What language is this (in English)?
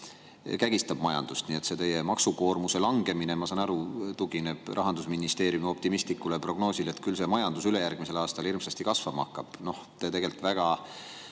Estonian